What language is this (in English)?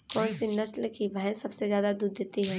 Hindi